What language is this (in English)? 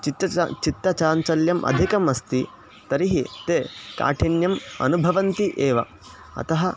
Sanskrit